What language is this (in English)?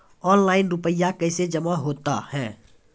Maithili